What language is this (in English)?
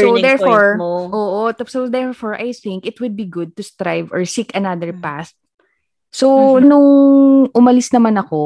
Filipino